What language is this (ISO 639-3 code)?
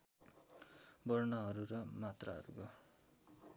nep